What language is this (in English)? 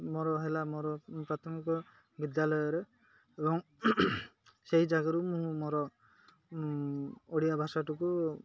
Odia